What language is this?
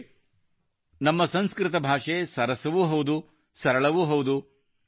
Kannada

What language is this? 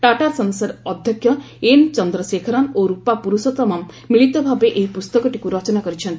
Odia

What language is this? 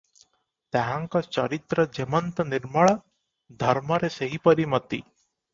Odia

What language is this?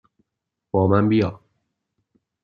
Persian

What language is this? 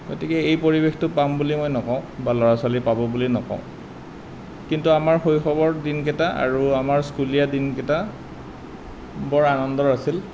Assamese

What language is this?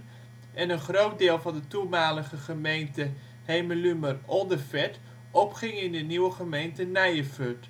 Dutch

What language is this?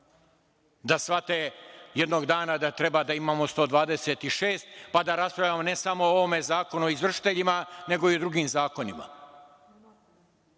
Serbian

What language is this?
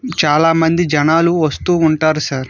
Telugu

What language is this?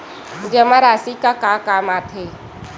Chhattisgarhi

